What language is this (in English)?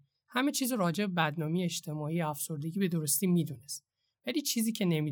Persian